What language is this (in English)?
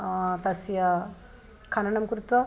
Sanskrit